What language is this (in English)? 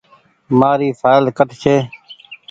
Goaria